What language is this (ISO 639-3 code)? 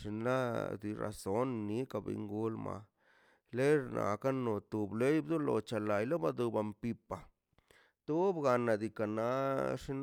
zpy